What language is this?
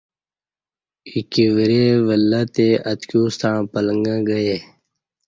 Kati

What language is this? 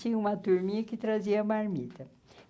Portuguese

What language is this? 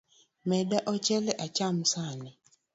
Luo (Kenya and Tanzania)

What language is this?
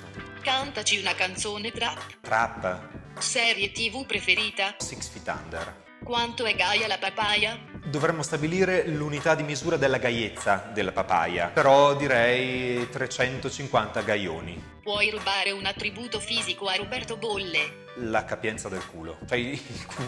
Italian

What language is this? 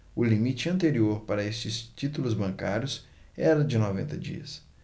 Portuguese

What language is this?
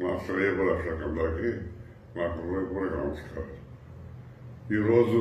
Telugu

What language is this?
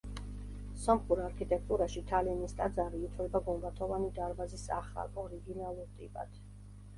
Georgian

